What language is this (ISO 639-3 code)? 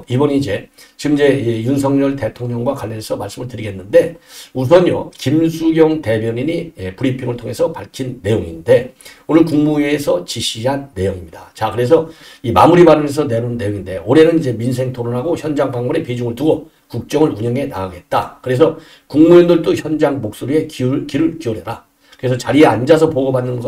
kor